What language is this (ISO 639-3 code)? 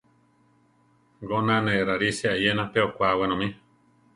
tar